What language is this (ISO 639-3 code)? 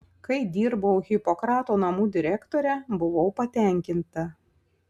lit